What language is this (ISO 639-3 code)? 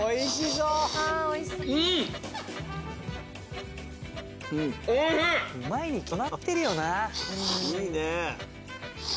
jpn